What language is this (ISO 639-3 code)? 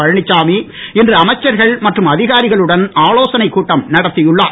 tam